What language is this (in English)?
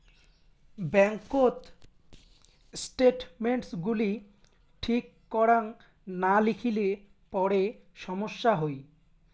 Bangla